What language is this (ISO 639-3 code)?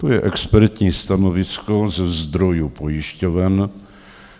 ces